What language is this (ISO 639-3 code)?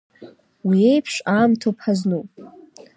abk